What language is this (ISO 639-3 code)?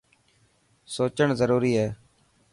mki